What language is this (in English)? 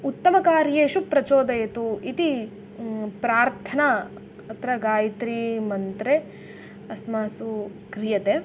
Sanskrit